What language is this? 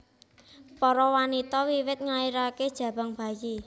Javanese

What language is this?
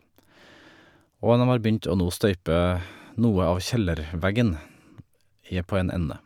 Norwegian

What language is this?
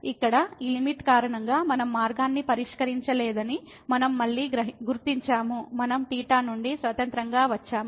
Telugu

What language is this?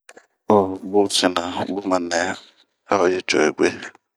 Bomu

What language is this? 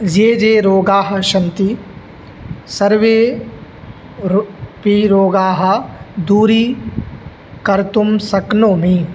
Sanskrit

